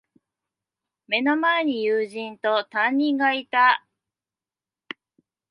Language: Japanese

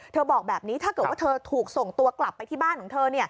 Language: Thai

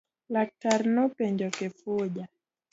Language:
Luo (Kenya and Tanzania)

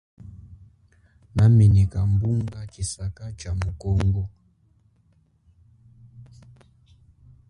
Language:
Chokwe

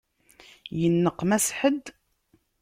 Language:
Kabyle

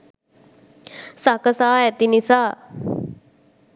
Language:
Sinhala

